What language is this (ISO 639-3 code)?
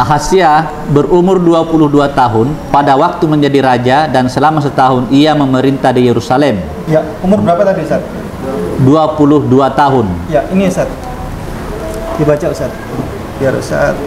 ind